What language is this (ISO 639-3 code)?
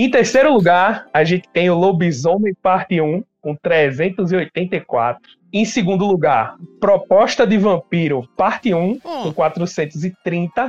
por